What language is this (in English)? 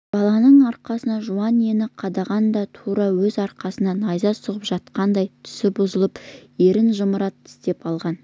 Kazakh